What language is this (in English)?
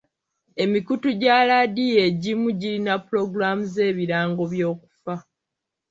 Ganda